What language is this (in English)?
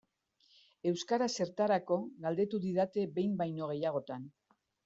Basque